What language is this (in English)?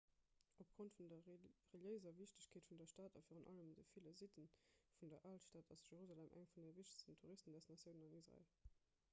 Luxembourgish